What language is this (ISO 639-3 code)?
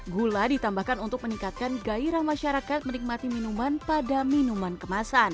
ind